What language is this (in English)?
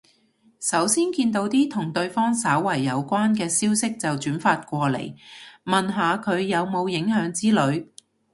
Cantonese